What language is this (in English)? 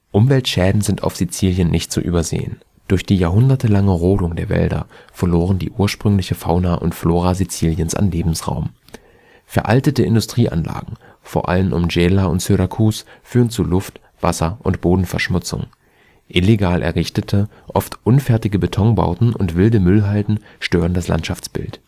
German